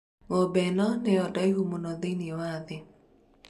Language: Kikuyu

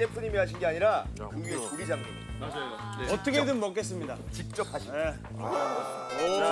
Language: Korean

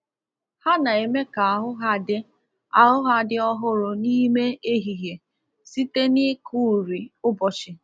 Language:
Igbo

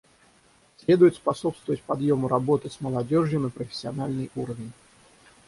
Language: Russian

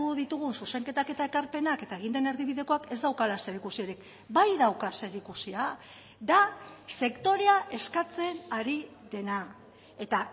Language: Basque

